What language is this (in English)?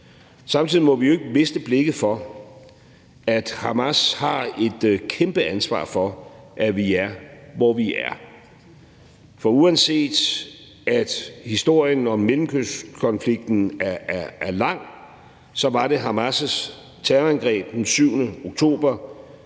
Danish